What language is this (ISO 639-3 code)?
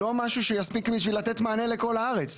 heb